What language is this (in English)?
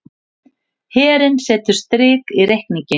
Icelandic